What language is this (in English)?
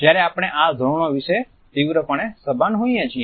Gujarati